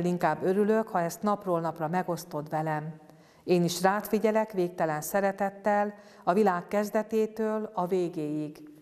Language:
Hungarian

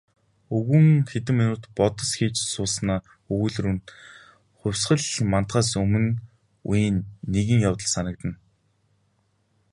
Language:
Mongolian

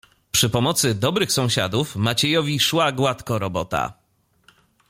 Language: Polish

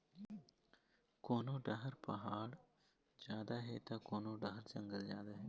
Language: Chhattisgarhi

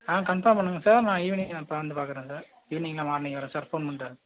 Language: Tamil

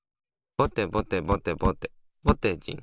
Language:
Japanese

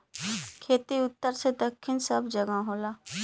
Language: Bhojpuri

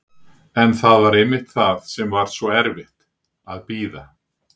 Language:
Icelandic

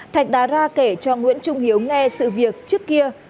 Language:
Vietnamese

